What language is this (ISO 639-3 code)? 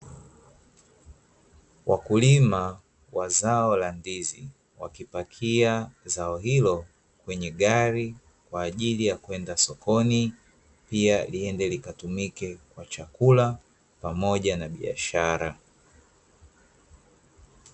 swa